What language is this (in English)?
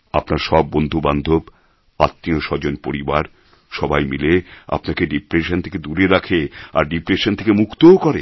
Bangla